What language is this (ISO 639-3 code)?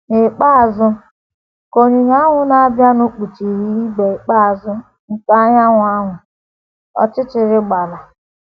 ibo